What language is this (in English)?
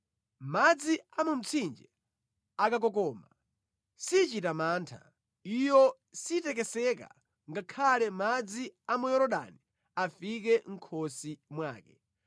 Nyanja